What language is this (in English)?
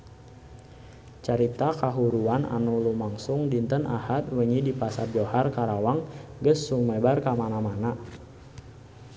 Sundanese